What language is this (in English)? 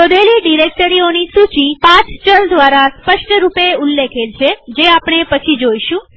Gujarati